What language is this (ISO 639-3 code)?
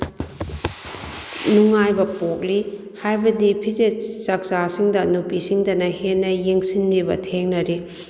mni